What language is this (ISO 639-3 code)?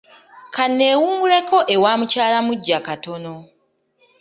lug